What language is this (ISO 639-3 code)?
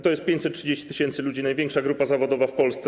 pol